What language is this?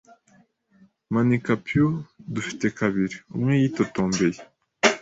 Kinyarwanda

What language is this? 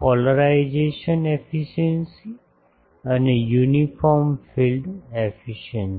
Gujarati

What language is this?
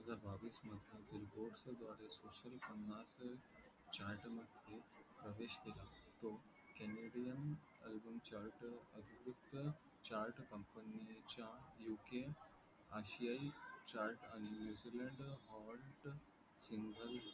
Marathi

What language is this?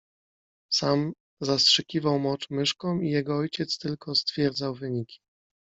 Polish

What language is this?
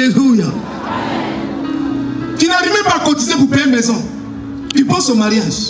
French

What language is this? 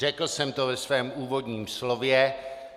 Czech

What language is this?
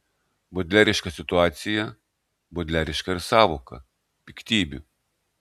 Lithuanian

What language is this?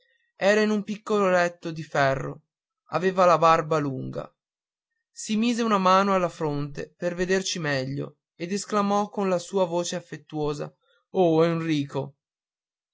Italian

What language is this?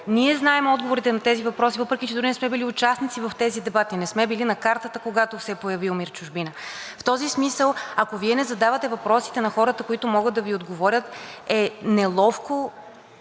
Bulgarian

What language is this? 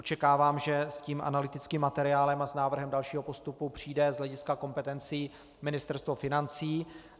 Czech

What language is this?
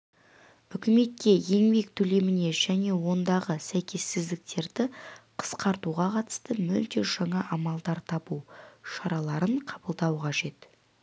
Kazakh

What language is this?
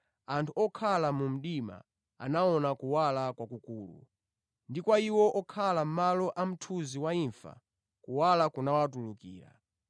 Nyanja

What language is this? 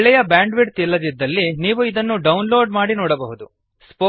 Kannada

